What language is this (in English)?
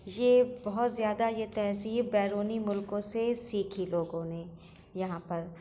Urdu